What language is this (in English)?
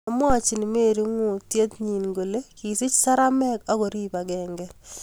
Kalenjin